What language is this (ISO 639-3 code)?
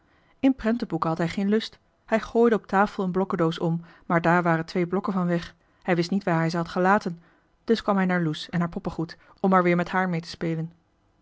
nld